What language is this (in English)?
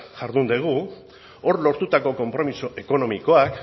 Basque